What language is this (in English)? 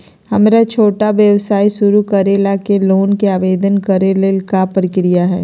Magahi